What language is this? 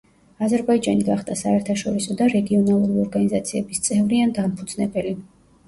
Georgian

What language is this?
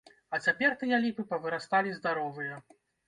Belarusian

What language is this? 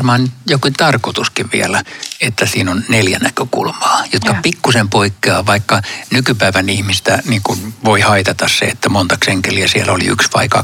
Finnish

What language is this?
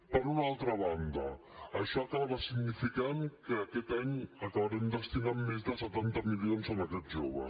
Catalan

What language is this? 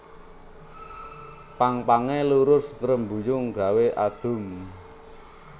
Javanese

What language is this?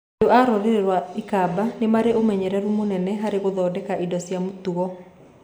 Kikuyu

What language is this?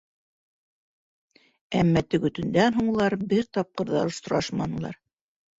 Bashkir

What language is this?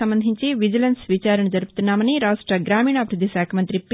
Telugu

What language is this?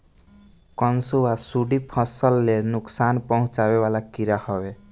Bhojpuri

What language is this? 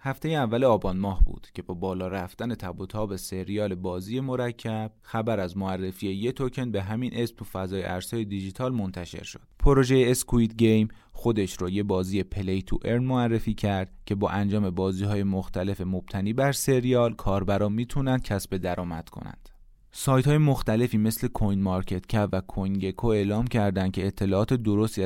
Persian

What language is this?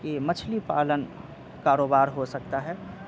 Urdu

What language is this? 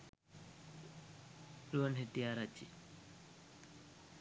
Sinhala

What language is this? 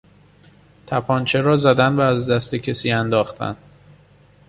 Persian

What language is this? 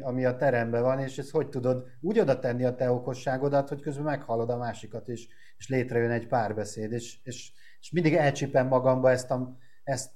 Hungarian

